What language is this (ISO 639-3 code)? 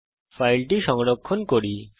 ben